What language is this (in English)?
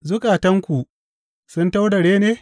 Hausa